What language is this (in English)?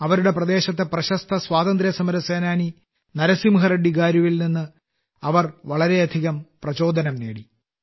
Malayalam